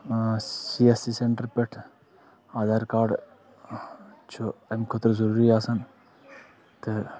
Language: Kashmiri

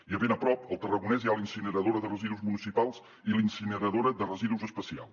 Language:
Catalan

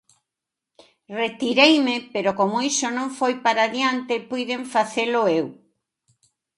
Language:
Galician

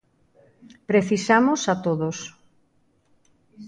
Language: Galician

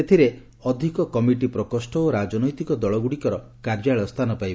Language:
Odia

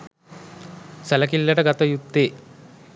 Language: Sinhala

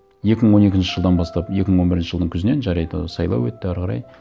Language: Kazakh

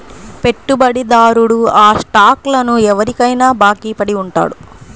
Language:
Telugu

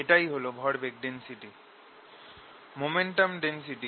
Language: Bangla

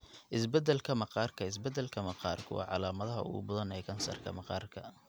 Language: Somali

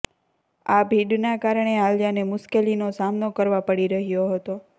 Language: Gujarati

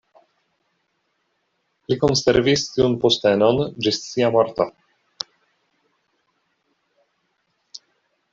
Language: Esperanto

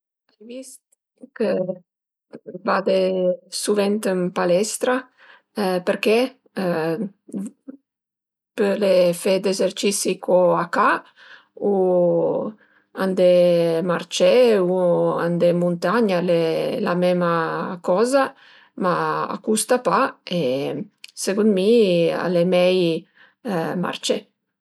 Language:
Piedmontese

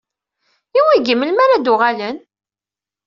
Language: Kabyle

